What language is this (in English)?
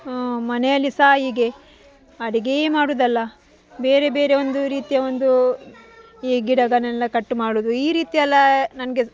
Kannada